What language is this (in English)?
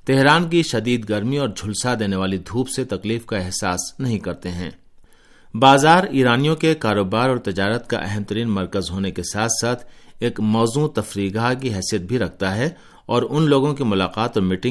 Urdu